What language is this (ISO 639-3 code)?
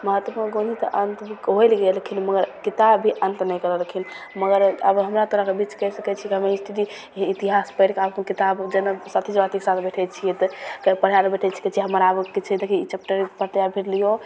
mai